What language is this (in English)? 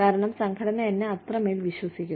Malayalam